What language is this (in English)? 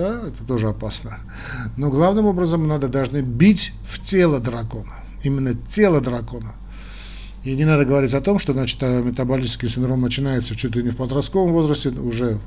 Russian